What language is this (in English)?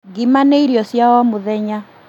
Kikuyu